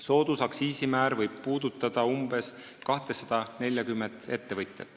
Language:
Estonian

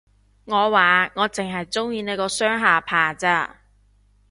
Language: Cantonese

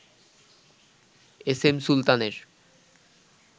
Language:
Bangla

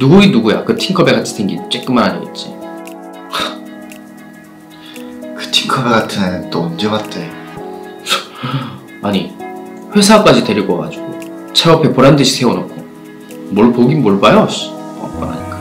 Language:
Korean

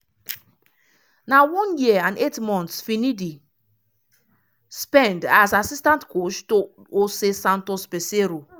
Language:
Nigerian Pidgin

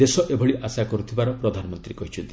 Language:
Odia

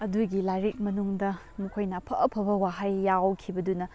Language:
Manipuri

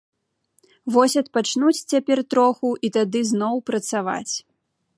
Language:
Belarusian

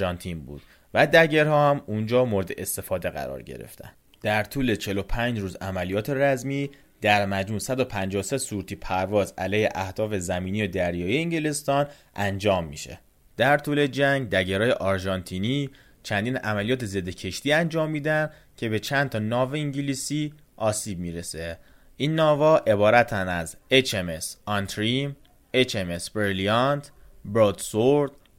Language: Persian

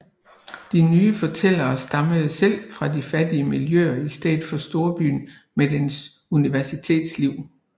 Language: Danish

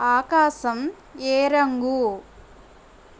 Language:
Telugu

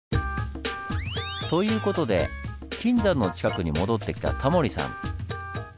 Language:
Japanese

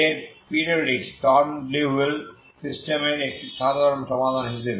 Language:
Bangla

